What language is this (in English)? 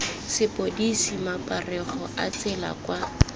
Tswana